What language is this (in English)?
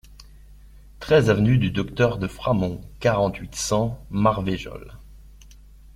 French